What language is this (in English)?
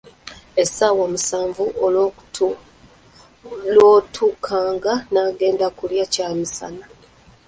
Ganda